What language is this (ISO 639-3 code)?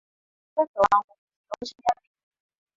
swa